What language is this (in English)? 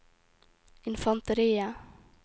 Norwegian